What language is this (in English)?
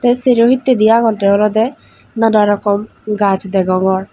Chakma